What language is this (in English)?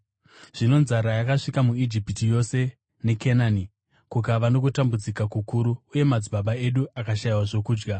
Shona